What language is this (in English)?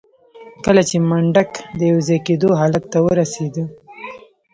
Pashto